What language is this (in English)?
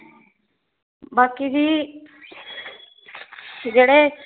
Punjabi